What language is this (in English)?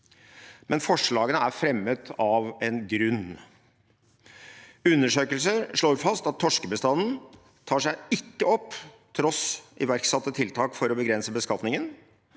Norwegian